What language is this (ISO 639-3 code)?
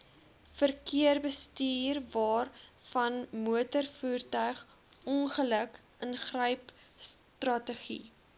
afr